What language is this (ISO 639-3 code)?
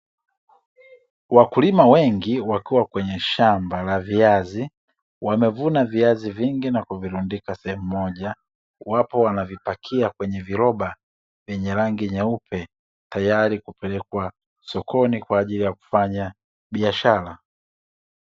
swa